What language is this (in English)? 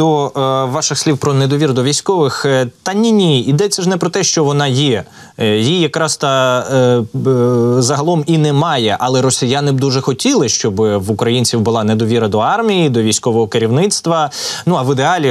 Ukrainian